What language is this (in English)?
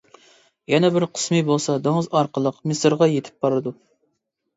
Uyghur